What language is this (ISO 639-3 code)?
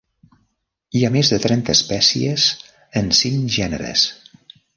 cat